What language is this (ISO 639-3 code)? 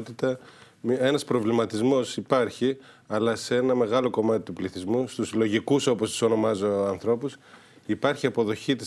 ell